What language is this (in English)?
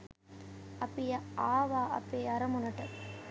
Sinhala